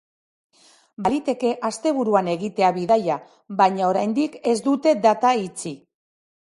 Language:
Basque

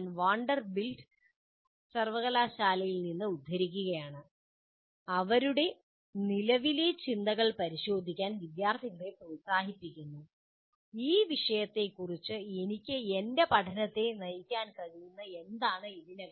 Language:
Malayalam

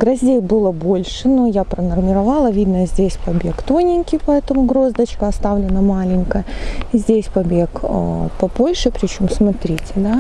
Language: Russian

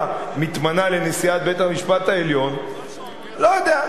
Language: Hebrew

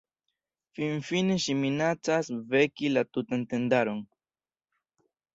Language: Esperanto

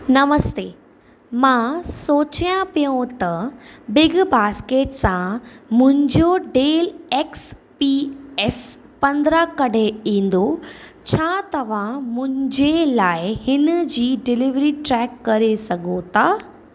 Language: Sindhi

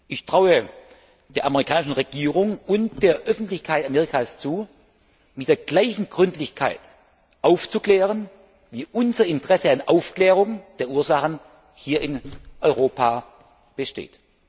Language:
German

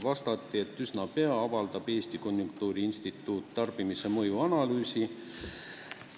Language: Estonian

